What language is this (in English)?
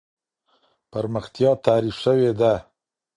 Pashto